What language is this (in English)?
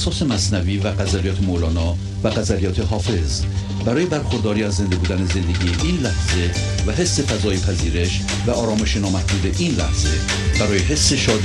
Persian